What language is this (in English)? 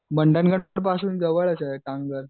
Marathi